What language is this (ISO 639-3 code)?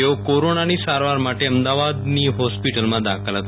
guj